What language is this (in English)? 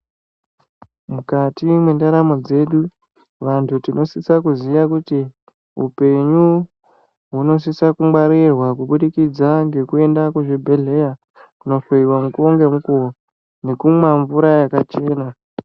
Ndau